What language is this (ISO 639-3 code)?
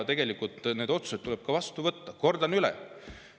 est